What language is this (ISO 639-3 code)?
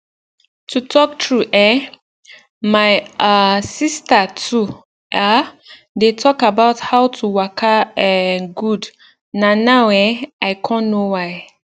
pcm